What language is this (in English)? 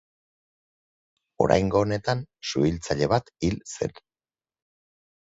Basque